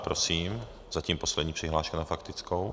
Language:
Czech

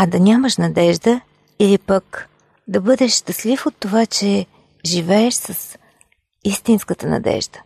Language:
Bulgarian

